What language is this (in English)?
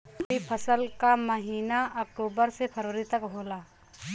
Bhojpuri